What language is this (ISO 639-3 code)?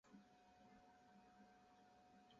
zho